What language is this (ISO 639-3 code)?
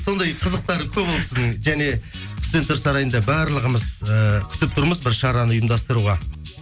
kaz